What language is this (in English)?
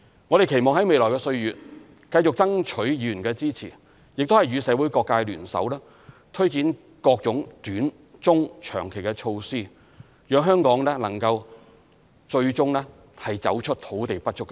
Cantonese